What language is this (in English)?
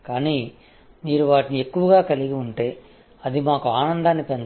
Telugu